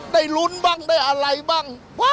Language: Thai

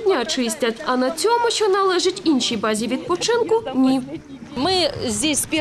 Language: Ukrainian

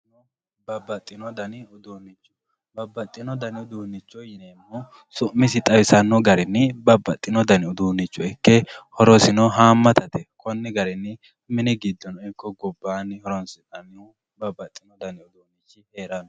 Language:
Sidamo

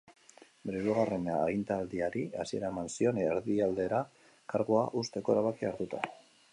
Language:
Basque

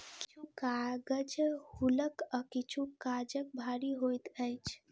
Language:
Maithili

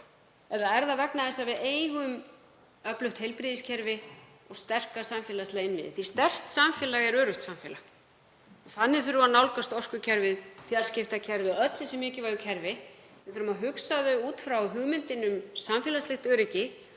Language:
Icelandic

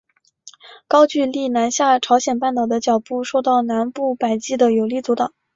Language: Chinese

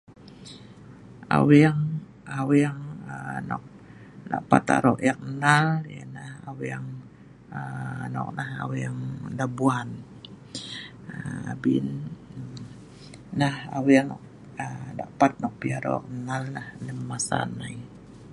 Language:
Sa'ban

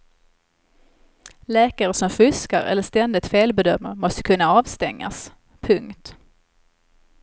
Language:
Swedish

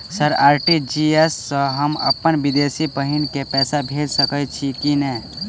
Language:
Maithili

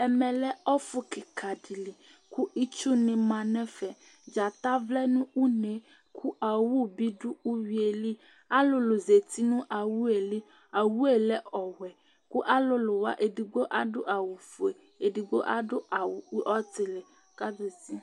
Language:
Ikposo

